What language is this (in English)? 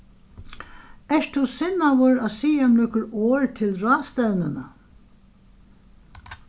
Faroese